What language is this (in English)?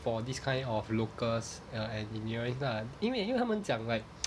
English